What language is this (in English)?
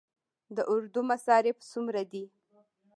Pashto